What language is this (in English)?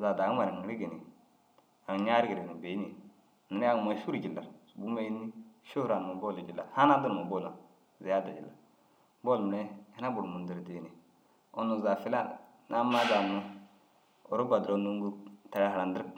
Dazaga